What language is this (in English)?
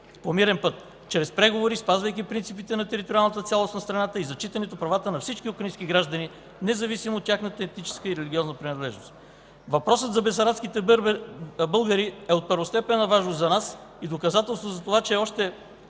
Bulgarian